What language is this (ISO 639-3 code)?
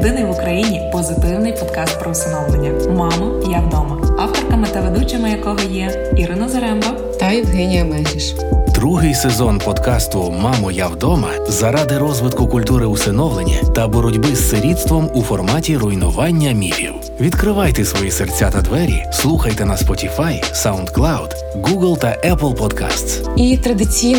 ukr